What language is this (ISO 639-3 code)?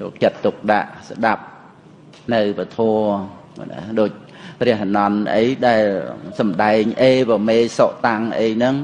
khm